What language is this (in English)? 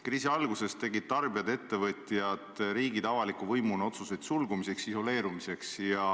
Estonian